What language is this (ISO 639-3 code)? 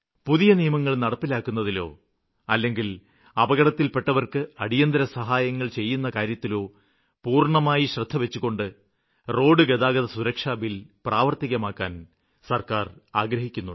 mal